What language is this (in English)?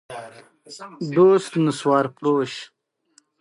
Pashto